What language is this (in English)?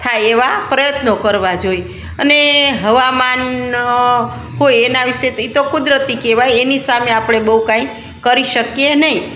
Gujarati